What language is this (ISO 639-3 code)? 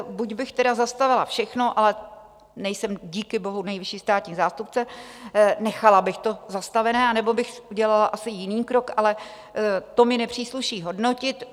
ces